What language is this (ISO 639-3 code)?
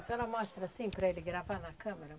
por